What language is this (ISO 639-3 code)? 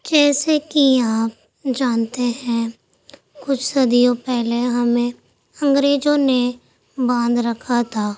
urd